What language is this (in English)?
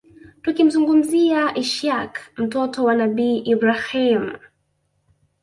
Swahili